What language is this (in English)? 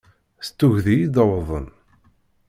Kabyle